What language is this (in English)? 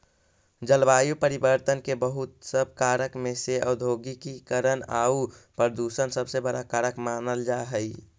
Magahi